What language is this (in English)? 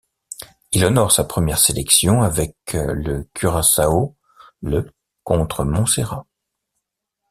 French